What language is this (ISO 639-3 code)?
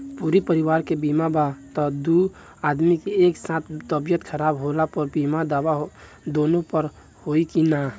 bho